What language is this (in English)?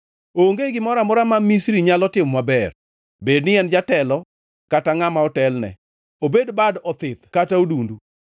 Luo (Kenya and Tanzania)